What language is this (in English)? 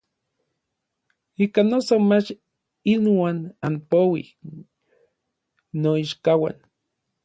Orizaba Nahuatl